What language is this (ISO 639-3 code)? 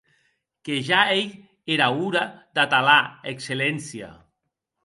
oci